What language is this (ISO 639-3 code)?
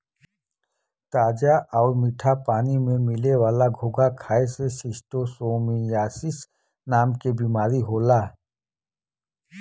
bho